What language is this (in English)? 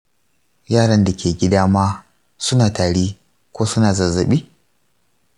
Hausa